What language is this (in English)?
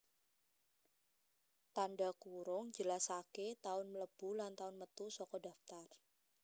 Javanese